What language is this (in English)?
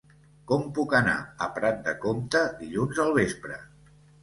Catalan